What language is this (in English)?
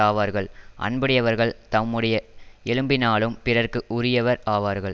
Tamil